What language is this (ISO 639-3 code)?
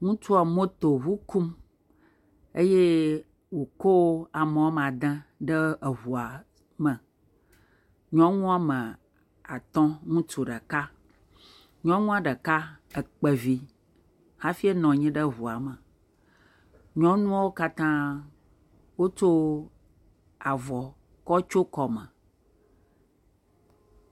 ewe